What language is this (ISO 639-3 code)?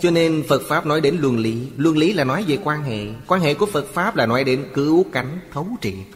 vie